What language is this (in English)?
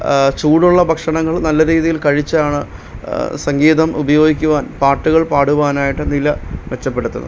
Malayalam